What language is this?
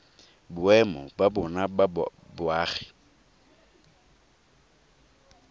Tswana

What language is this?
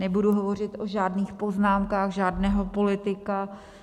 Czech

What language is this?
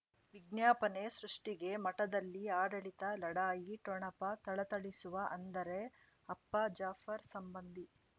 Kannada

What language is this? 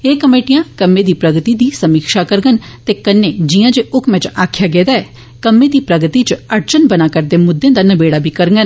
Dogri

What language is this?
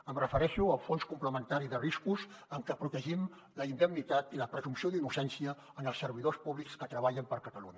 Catalan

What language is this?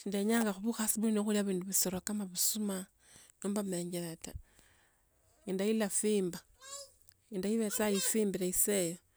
Tsotso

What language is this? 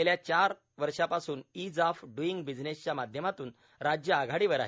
Marathi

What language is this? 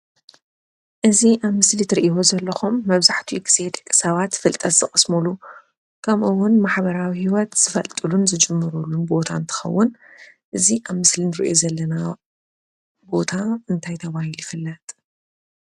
Tigrinya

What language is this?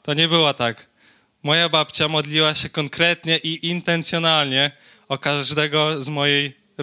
Polish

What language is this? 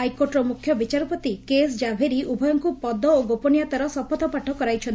Odia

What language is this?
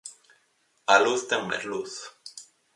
Galician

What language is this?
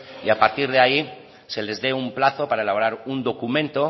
Spanish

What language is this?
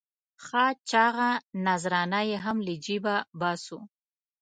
Pashto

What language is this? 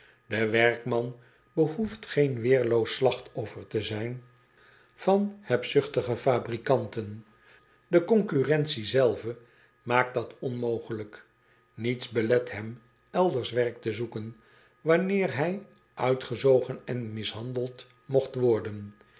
Dutch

